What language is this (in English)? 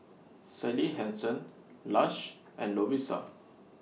English